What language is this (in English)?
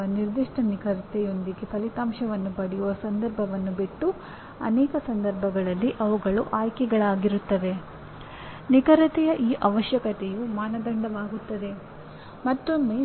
Kannada